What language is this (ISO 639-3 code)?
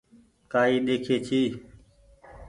gig